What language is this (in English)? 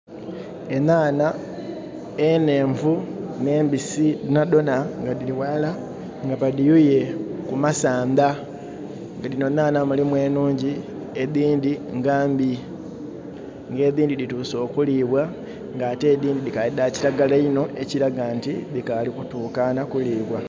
Soga